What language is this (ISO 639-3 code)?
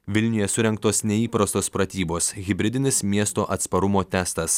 lit